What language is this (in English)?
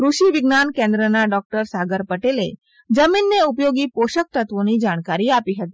Gujarati